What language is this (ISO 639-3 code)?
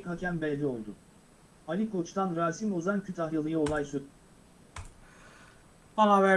tur